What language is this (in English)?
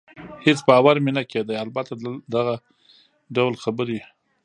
Pashto